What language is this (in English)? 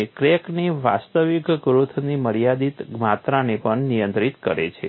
Gujarati